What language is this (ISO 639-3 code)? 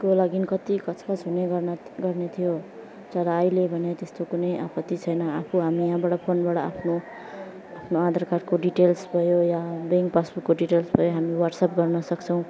nep